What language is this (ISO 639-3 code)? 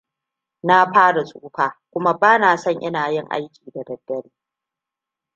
hau